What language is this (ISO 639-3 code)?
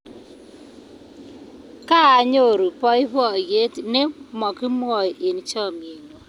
kln